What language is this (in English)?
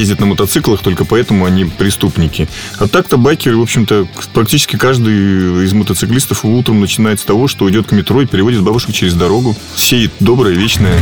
Russian